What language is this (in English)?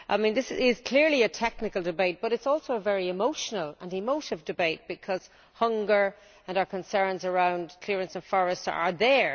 English